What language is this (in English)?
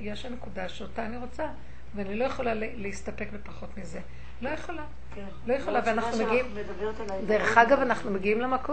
Hebrew